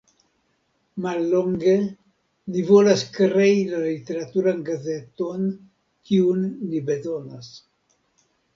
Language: Esperanto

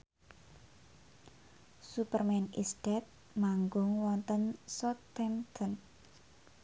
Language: Javanese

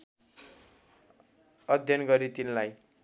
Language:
Nepali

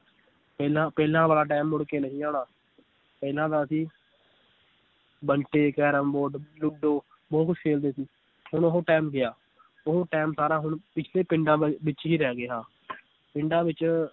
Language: Punjabi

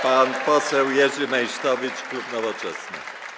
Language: Polish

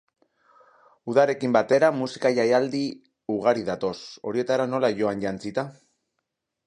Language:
Basque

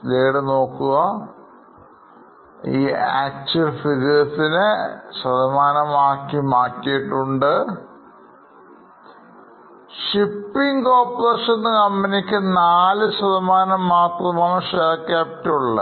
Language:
Malayalam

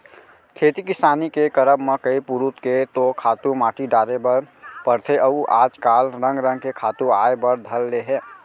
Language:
Chhattisgarhi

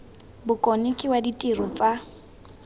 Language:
Tswana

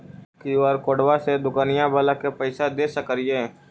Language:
Magahi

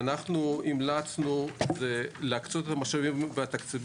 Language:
Hebrew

